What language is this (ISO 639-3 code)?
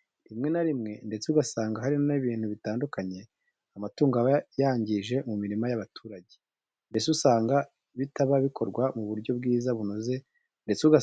kin